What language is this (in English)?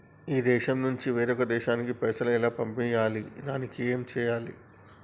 Telugu